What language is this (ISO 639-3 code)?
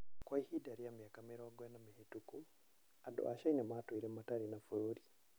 kik